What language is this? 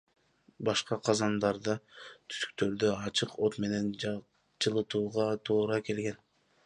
Kyrgyz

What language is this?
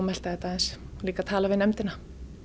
Icelandic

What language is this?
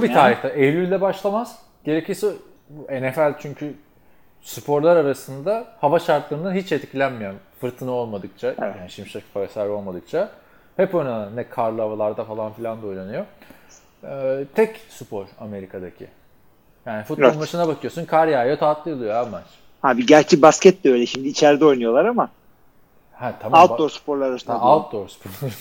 Turkish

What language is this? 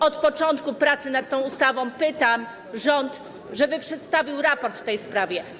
Polish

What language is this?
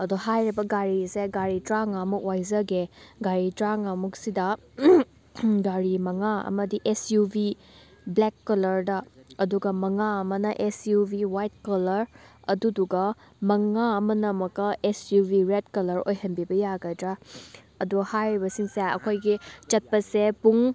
Manipuri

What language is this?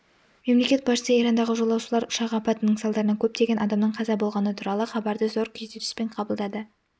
Kazakh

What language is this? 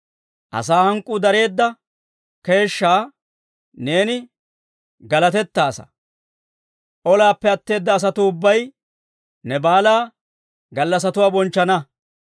Dawro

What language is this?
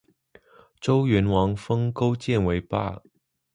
Chinese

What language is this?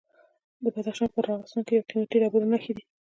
Pashto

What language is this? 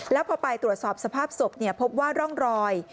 Thai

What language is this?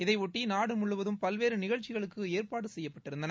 Tamil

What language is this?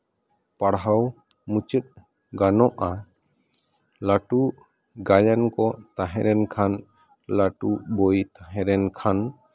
Santali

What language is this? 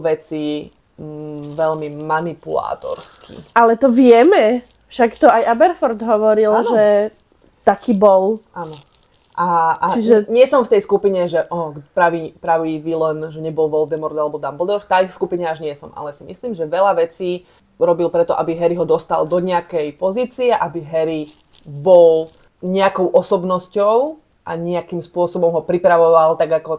Slovak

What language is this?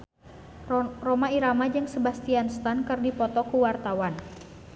Sundanese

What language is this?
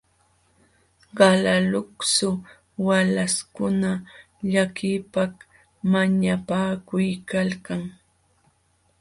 Jauja Wanca Quechua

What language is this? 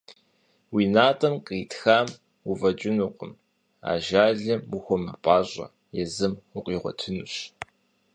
Kabardian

